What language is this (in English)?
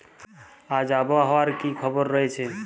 Bangla